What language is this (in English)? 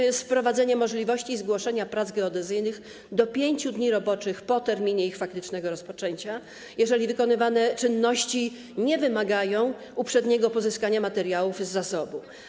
Polish